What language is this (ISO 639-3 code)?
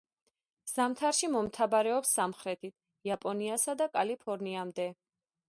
kat